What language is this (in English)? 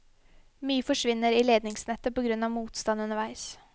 Norwegian